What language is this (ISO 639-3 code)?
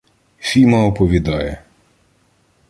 ukr